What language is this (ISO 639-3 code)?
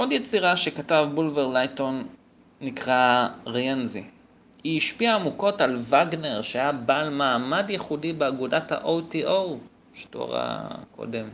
heb